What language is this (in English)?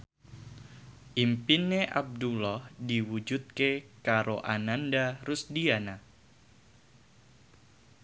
Javanese